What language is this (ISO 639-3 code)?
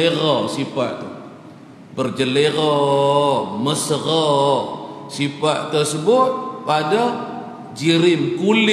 msa